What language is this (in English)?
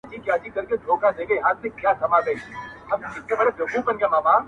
Pashto